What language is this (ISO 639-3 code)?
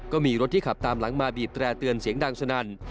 tha